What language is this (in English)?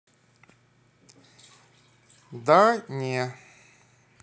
Russian